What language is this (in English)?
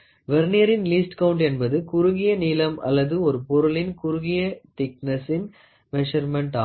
Tamil